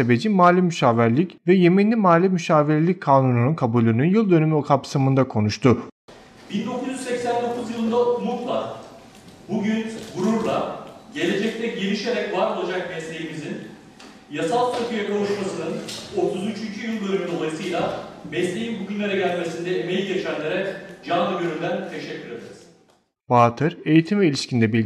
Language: Turkish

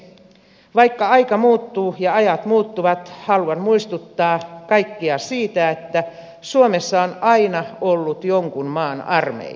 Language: Finnish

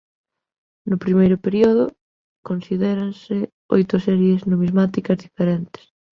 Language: Galician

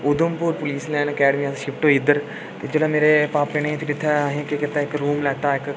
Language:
Dogri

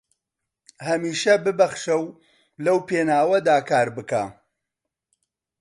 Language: Central Kurdish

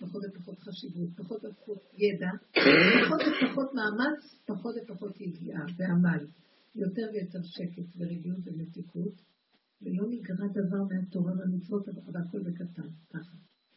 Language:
Hebrew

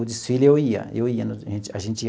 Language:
Portuguese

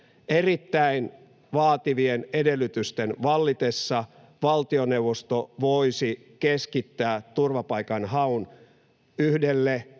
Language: Finnish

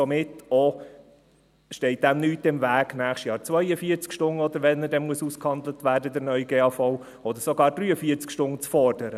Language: Swiss German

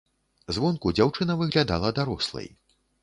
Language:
Belarusian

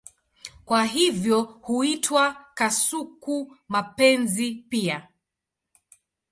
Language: Swahili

